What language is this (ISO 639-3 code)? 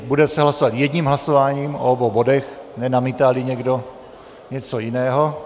ces